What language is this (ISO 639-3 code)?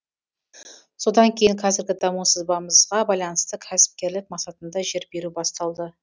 kaz